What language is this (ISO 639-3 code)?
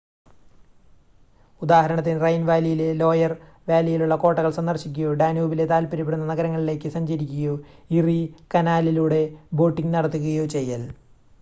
mal